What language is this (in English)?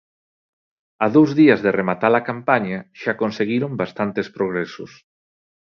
Galician